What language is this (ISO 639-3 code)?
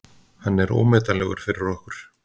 isl